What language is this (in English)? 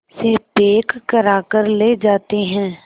Hindi